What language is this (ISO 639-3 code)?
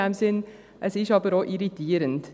gsw